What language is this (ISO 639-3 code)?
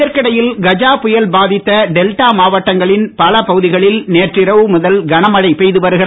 tam